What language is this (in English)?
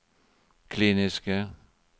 Norwegian